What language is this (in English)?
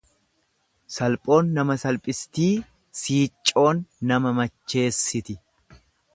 Oromo